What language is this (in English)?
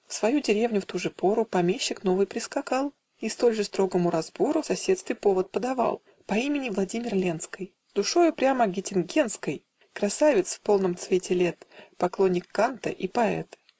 Russian